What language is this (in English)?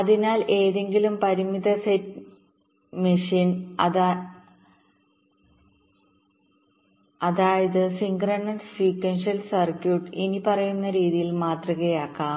Malayalam